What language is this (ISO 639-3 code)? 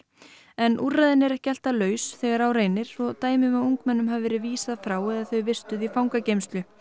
isl